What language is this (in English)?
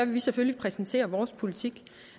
Danish